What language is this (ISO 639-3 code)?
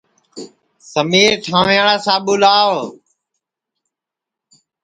ssi